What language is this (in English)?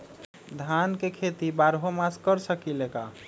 Magahi